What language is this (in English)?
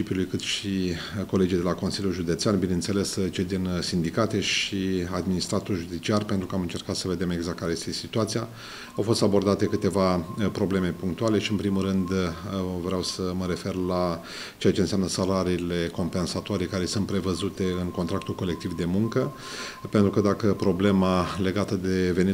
Romanian